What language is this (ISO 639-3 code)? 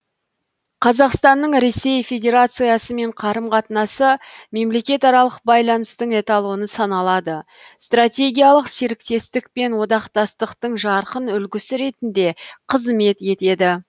kaz